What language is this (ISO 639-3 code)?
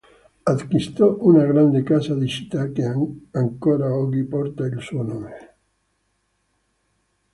ita